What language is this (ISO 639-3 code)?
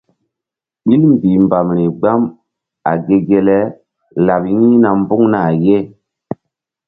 mdd